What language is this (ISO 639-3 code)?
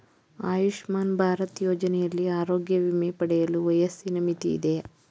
kan